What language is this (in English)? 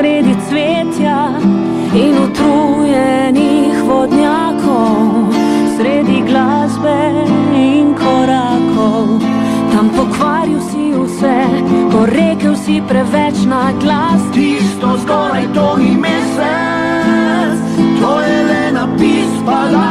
Italian